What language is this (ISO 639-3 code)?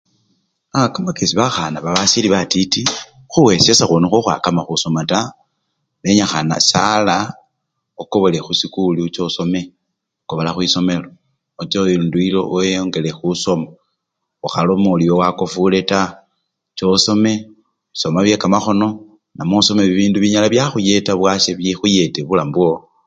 luy